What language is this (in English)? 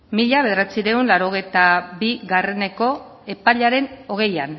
Basque